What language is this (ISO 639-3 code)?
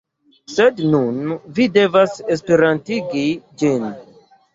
epo